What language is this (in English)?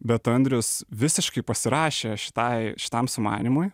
Lithuanian